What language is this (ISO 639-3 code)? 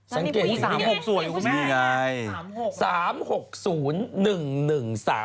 tha